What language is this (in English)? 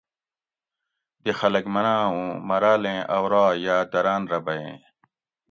Gawri